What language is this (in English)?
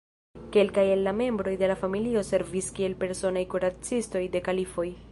Esperanto